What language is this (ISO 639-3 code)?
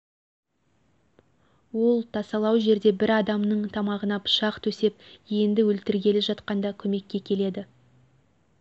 kaz